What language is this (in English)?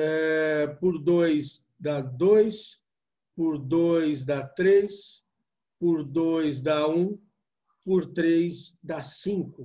Portuguese